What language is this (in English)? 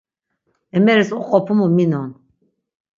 Laz